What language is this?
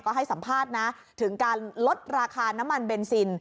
Thai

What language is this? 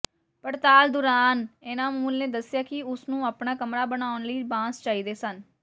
Punjabi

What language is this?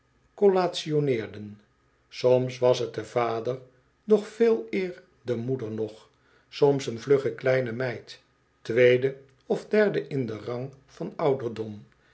Dutch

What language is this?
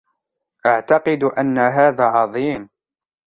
Arabic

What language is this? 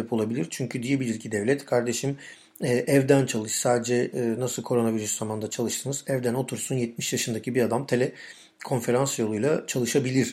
Turkish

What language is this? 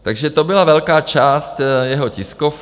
Czech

